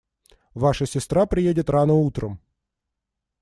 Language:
Russian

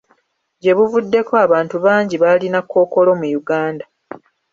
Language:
Ganda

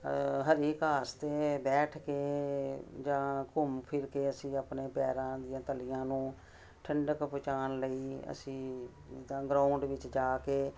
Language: Punjabi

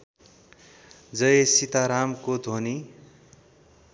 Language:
Nepali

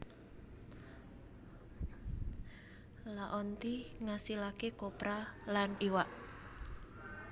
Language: Javanese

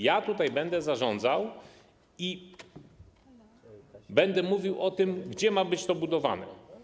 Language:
Polish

